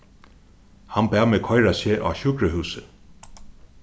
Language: Faroese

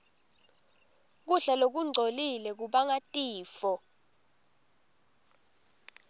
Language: Swati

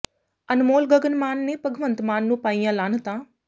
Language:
Punjabi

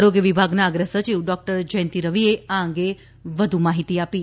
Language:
Gujarati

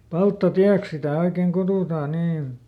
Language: Finnish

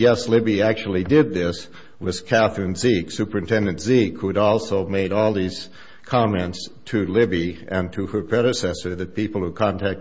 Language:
English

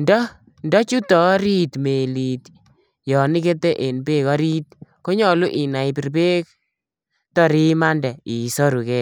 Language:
Kalenjin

